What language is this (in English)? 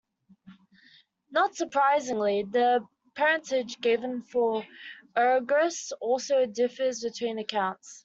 English